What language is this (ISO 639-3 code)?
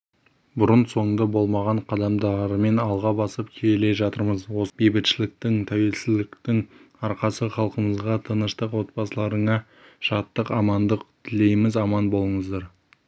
kaz